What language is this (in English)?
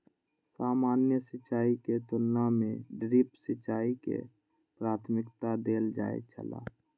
Maithili